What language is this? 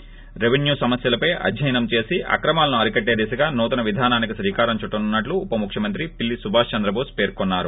Telugu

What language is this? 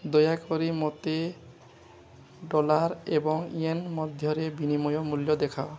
Odia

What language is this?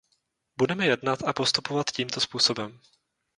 Czech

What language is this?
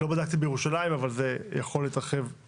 Hebrew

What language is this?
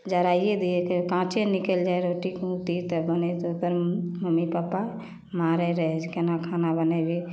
Maithili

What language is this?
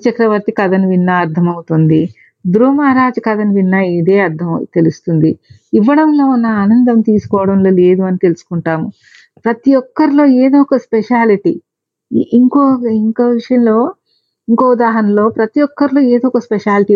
Telugu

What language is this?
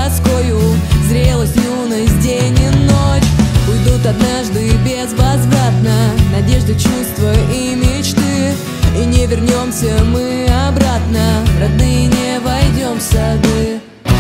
Russian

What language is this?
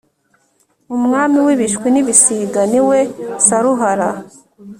Kinyarwanda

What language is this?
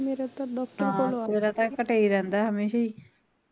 Punjabi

